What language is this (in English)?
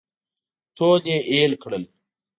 Pashto